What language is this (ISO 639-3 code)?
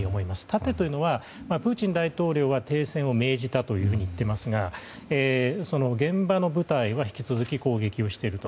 jpn